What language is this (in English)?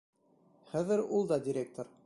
Bashkir